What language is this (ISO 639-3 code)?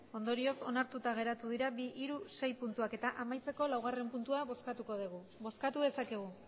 eus